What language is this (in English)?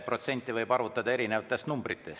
Estonian